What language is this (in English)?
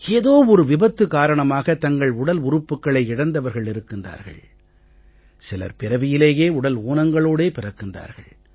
Tamil